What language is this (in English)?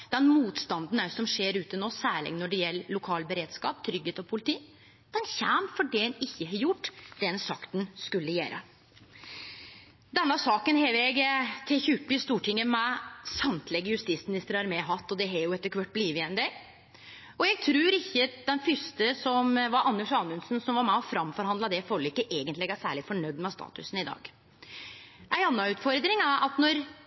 Norwegian Nynorsk